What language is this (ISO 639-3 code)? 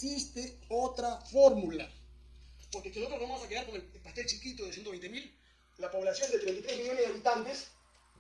spa